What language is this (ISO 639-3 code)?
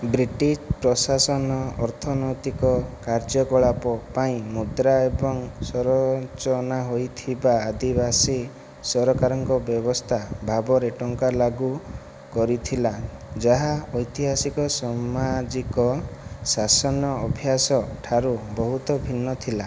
ori